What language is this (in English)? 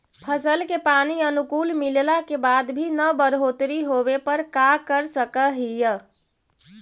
Magahi